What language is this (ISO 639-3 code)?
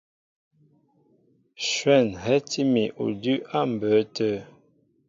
mbo